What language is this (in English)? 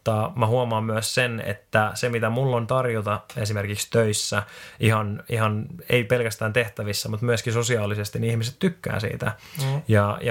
Finnish